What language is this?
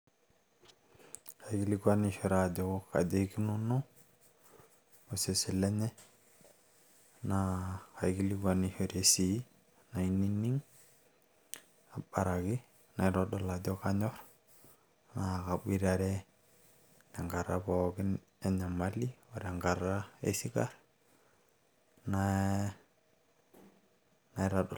Masai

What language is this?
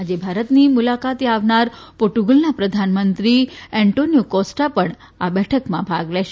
Gujarati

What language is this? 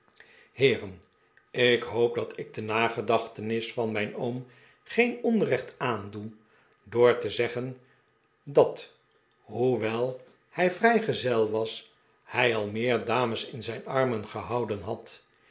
Dutch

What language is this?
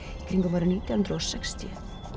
Icelandic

